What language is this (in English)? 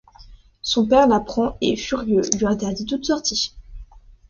French